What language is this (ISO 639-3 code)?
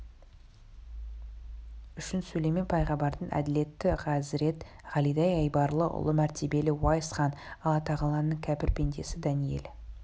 kaz